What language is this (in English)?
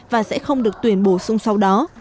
Vietnamese